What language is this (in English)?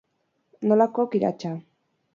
Basque